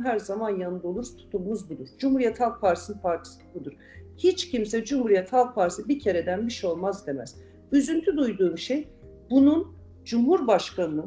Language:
Turkish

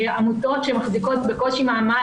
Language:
Hebrew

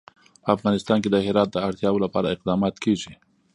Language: Pashto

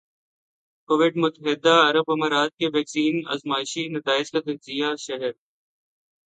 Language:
Urdu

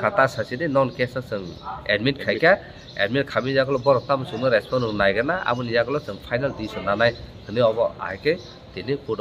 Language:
Indonesian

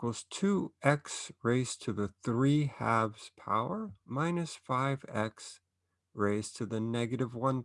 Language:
English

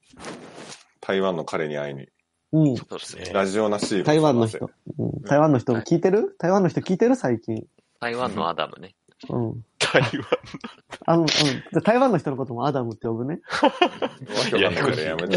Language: Japanese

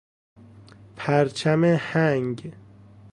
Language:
Persian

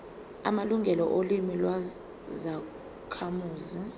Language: Zulu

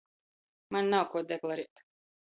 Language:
Latgalian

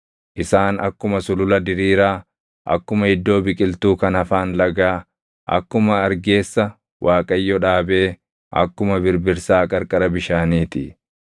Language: Oromo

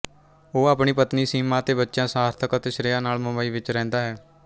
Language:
Punjabi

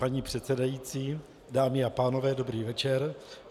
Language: Czech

